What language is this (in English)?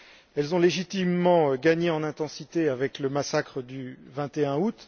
French